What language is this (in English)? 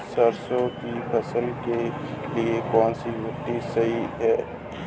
Hindi